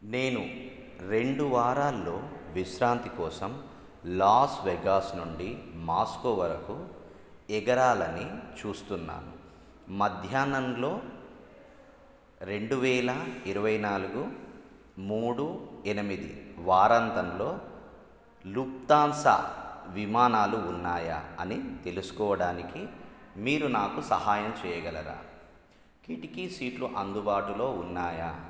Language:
Telugu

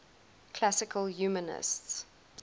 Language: English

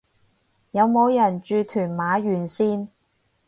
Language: Cantonese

